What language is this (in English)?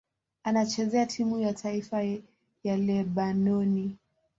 Swahili